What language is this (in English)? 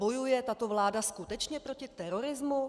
Czech